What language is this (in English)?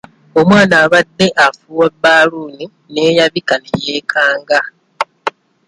Ganda